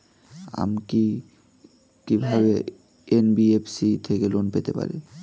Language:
Bangla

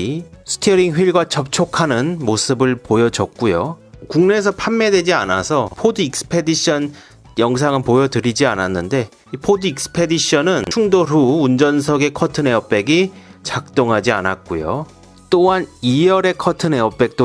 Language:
Korean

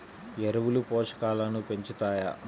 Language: Telugu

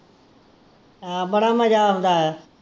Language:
Punjabi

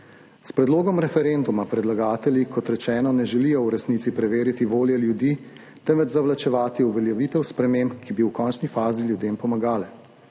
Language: Slovenian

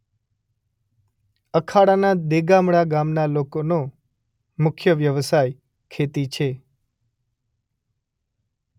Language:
Gujarati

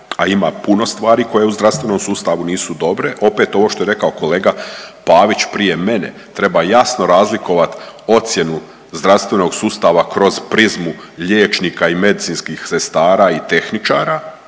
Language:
Croatian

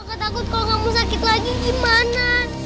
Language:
Indonesian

